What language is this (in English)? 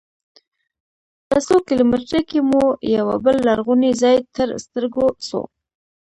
Pashto